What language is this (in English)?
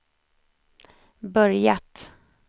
Swedish